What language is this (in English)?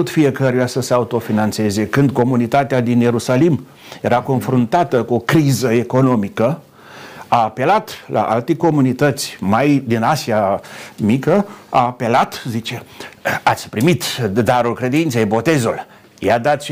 Romanian